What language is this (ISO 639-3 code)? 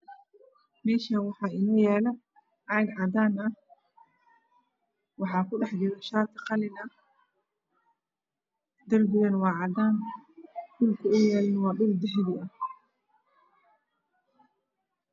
som